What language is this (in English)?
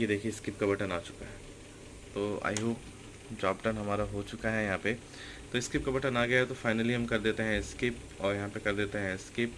Hindi